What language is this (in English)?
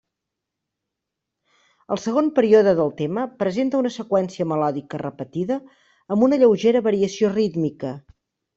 Catalan